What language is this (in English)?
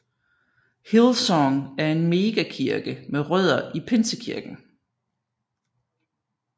Danish